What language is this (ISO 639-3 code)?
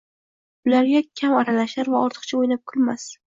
uzb